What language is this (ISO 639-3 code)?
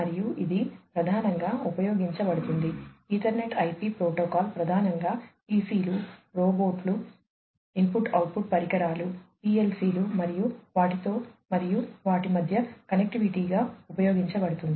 tel